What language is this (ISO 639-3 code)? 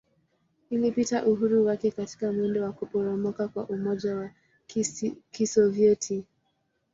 swa